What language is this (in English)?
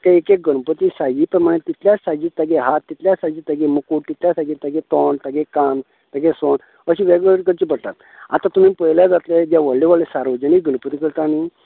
Konkani